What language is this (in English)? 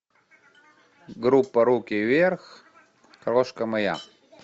Russian